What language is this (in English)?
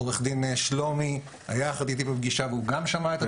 Hebrew